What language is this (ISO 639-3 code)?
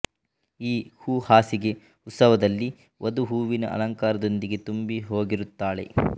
kan